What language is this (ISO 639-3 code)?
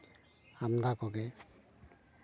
sat